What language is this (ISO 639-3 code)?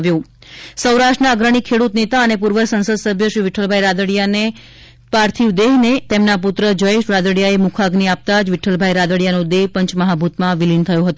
guj